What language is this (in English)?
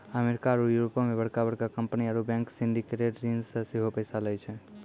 Maithili